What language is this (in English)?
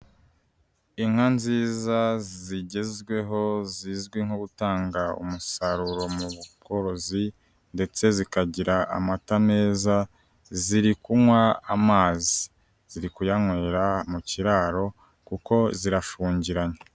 Kinyarwanda